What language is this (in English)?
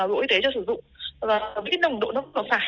Vietnamese